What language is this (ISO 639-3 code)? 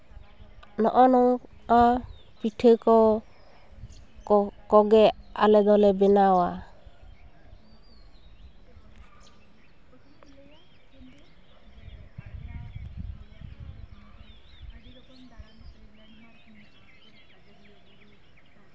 sat